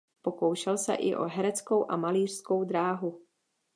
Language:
Czech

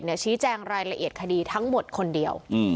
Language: Thai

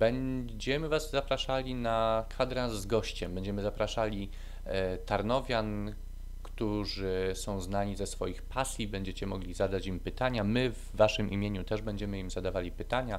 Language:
Polish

